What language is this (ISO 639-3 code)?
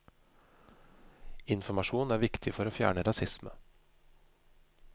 nor